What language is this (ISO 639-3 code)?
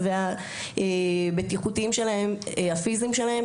heb